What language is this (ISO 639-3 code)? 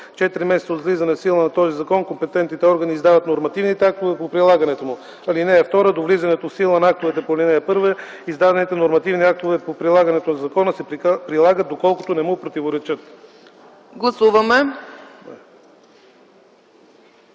bul